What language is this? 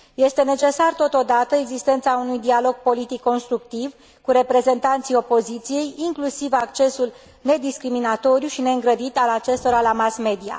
Romanian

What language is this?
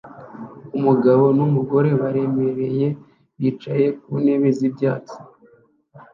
Kinyarwanda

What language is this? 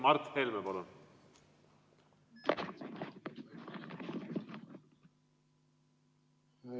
Estonian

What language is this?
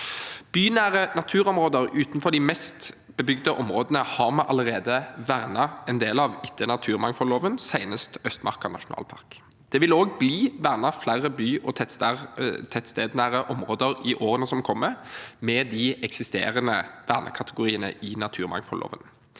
Norwegian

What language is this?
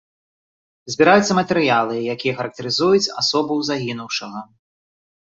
Belarusian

